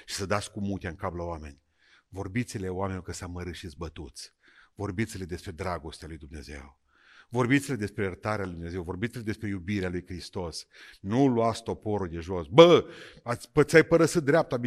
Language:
Romanian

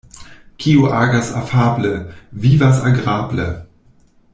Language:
Esperanto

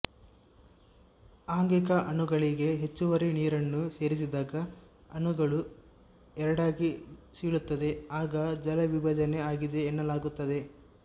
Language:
Kannada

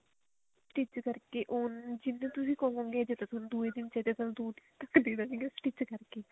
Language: Punjabi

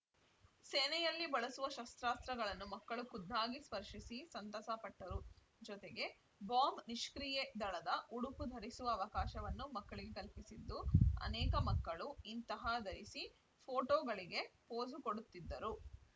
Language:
Kannada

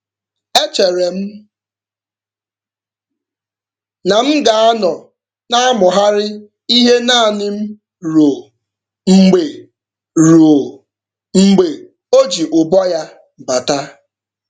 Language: Igbo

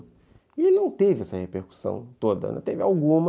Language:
Portuguese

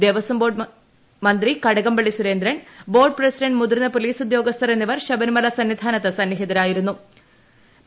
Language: Malayalam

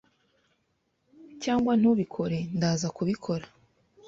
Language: Kinyarwanda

